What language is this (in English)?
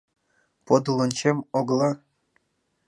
Mari